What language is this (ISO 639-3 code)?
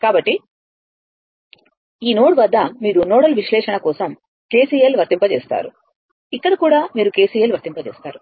tel